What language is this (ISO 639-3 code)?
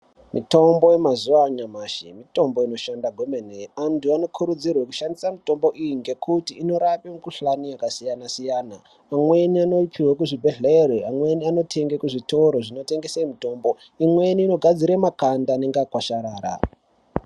ndc